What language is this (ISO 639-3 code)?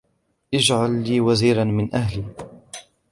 ara